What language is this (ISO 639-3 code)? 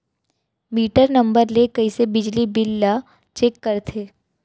hne